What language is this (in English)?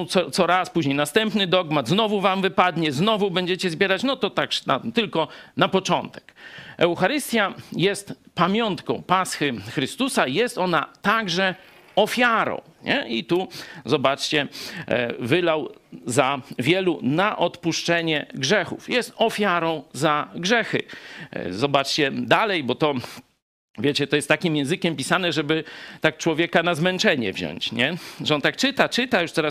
Polish